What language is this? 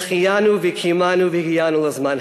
Hebrew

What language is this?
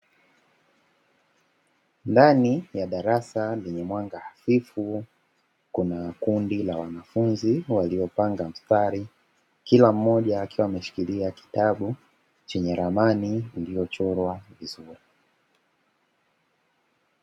Swahili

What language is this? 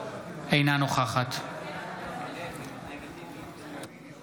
Hebrew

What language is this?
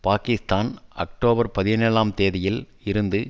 Tamil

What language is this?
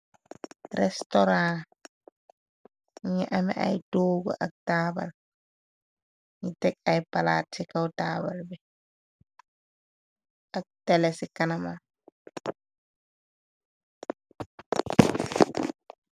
Wolof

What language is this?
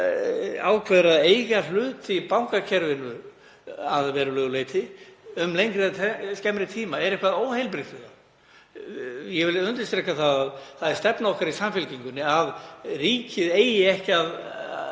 Icelandic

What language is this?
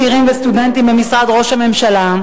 Hebrew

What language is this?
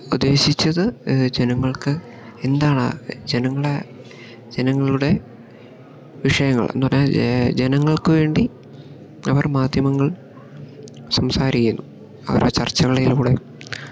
Malayalam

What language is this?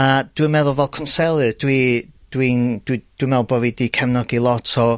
Welsh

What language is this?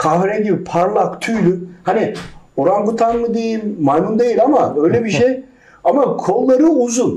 Turkish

